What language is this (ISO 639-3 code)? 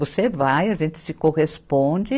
por